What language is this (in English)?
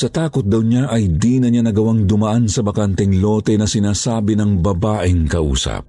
Filipino